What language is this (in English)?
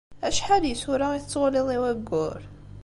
Kabyle